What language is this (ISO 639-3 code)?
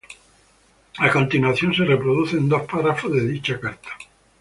spa